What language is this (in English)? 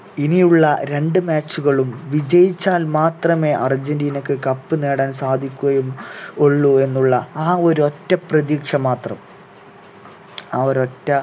Malayalam